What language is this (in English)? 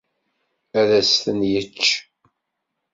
Kabyle